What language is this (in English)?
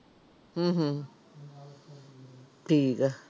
Punjabi